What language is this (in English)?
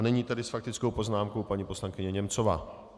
Czech